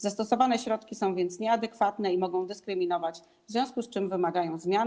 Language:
Polish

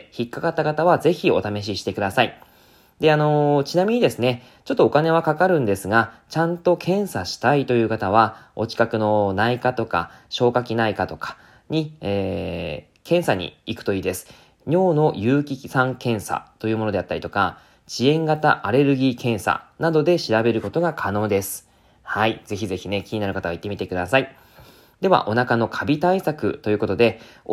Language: Japanese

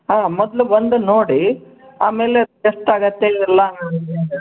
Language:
Kannada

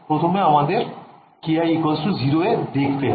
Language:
Bangla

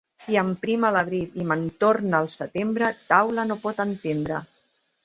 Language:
Catalan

